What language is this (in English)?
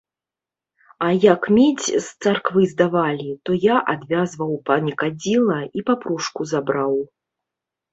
Belarusian